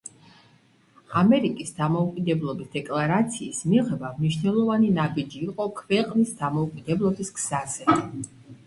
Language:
Georgian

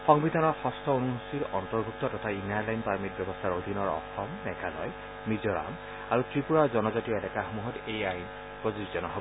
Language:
Assamese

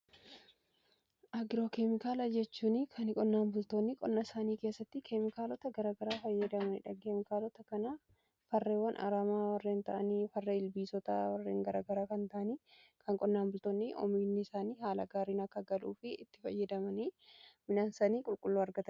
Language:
Oromo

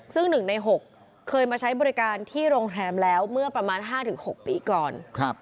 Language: Thai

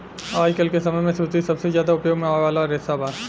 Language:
Bhojpuri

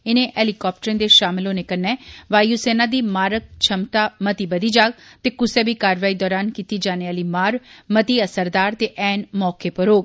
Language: Dogri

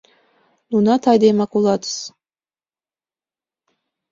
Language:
Mari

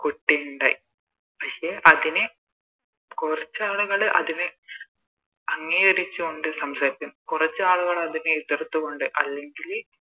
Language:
Malayalam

